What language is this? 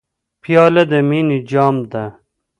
Pashto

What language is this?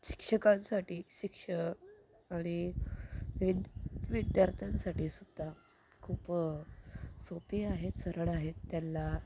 Marathi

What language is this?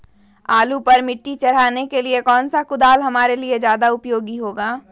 Magahi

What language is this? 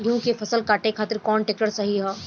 Bhojpuri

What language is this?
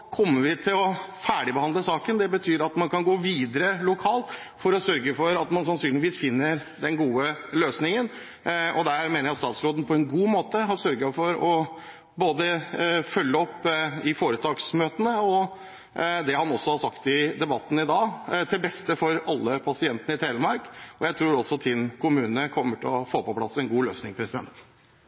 Norwegian Bokmål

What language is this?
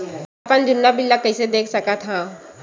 Chhattisgarhi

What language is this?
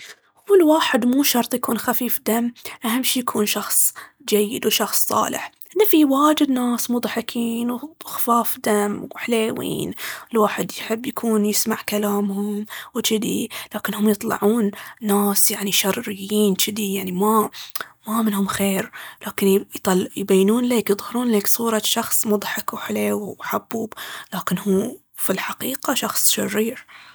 Baharna Arabic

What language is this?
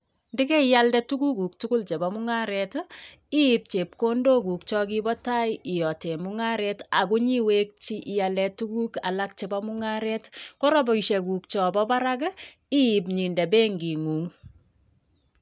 Kalenjin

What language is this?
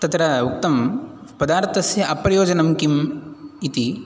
Sanskrit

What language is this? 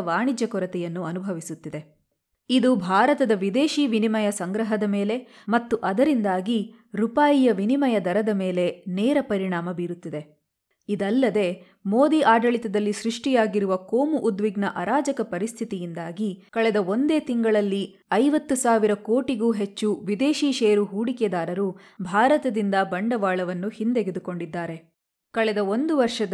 Kannada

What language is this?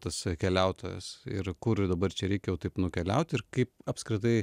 Lithuanian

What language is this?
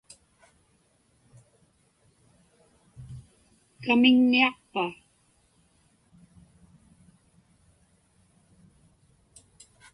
Inupiaq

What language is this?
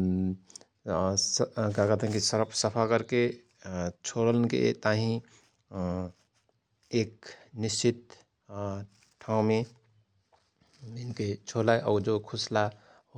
Rana Tharu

